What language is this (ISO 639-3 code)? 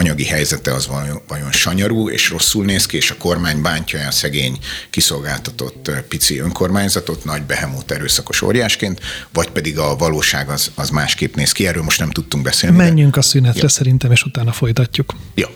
hun